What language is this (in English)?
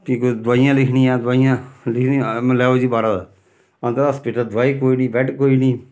Dogri